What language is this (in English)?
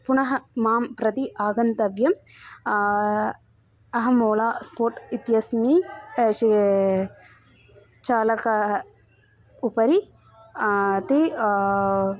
Sanskrit